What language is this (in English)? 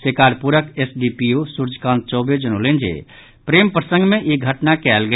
Maithili